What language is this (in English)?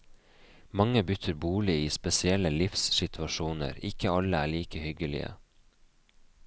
Norwegian